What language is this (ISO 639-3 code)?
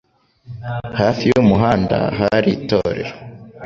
kin